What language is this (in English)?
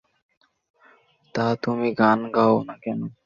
Bangla